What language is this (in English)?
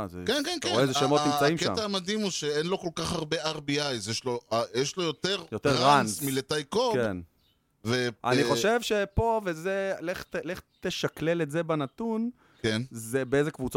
Hebrew